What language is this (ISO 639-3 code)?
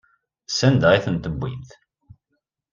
kab